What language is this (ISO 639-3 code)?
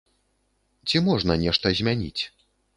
bel